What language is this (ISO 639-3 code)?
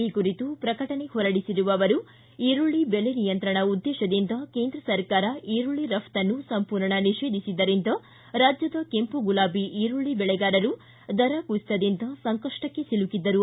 kan